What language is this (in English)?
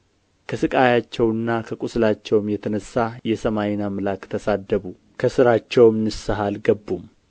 Amharic